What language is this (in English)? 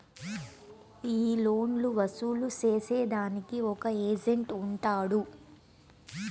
Telugu